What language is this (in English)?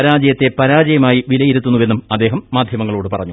Malayalam